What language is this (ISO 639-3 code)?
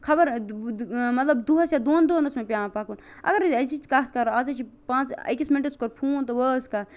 kas